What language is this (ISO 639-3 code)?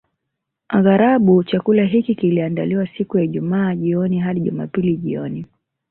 swa